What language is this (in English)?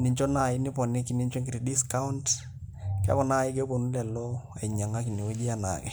Masai